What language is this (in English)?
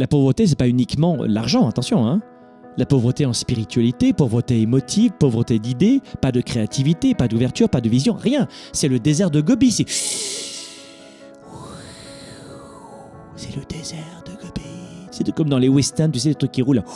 French